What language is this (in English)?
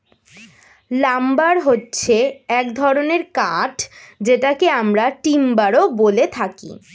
Bangla